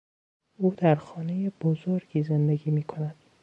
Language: Persian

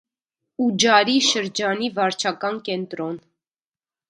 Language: Armenian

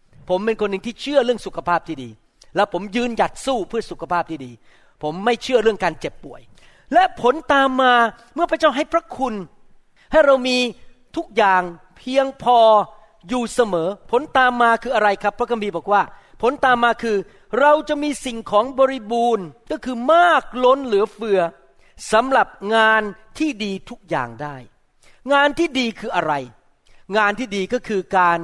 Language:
Thai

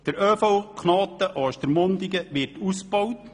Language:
Swiss German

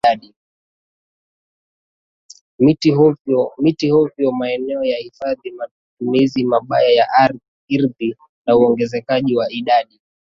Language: Swahili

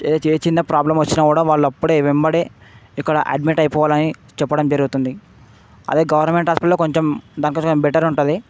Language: Telugu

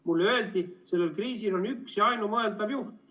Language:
Estonian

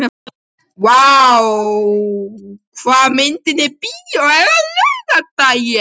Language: Icelandic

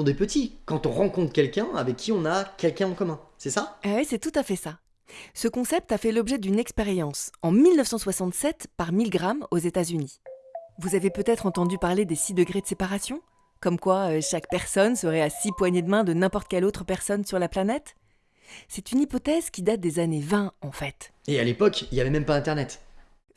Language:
French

